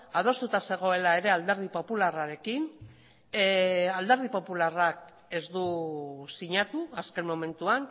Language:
Basque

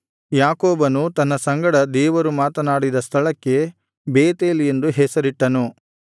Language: Kannada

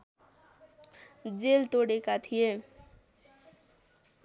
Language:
Nepali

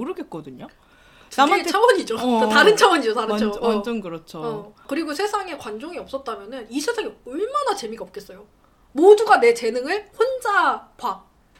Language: Korean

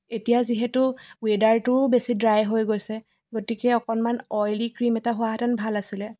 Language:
Assamese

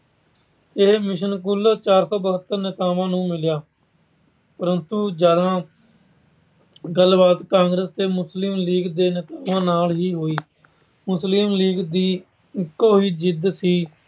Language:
Punjabi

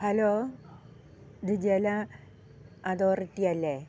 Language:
Malayalam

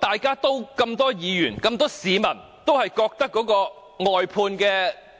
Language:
Cantonese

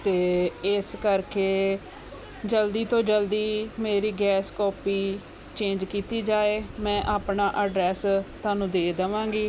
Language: Punjabi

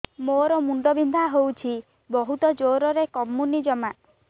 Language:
Odia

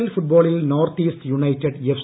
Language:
Malayalam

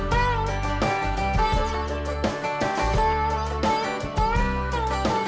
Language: Vietnamese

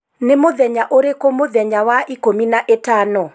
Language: Kikuyu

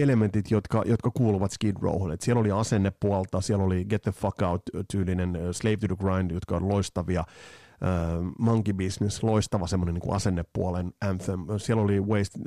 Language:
Finnish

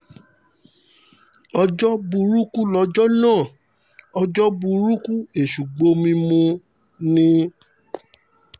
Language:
Yoruba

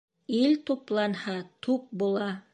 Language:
Bashkir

